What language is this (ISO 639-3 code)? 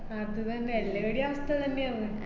mal